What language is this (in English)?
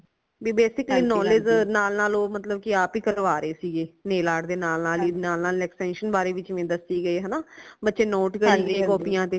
Punjabi